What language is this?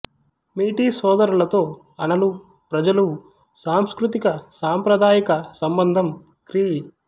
Telugu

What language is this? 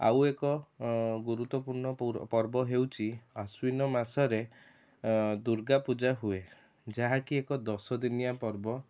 Odia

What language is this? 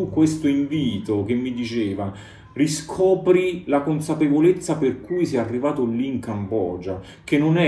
Italian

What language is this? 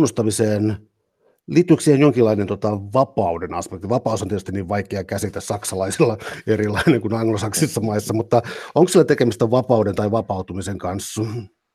Finnish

